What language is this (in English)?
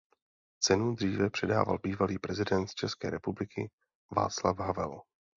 Czech